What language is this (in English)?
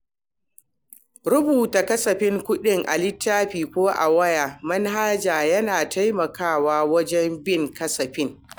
Hausa